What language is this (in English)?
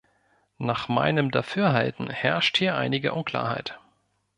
German